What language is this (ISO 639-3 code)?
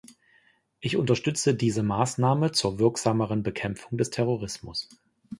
deu